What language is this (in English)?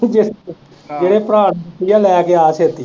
Punjabi